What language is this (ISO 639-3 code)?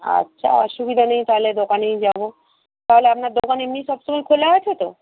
ben